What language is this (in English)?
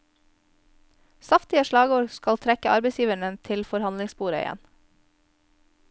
Norwegian